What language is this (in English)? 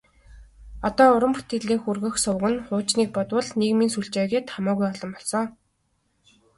Mongolian